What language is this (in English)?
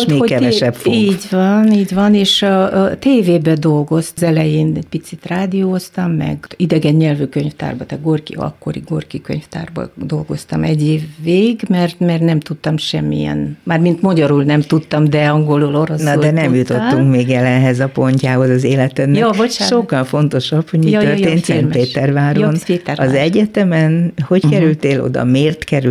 Hungarian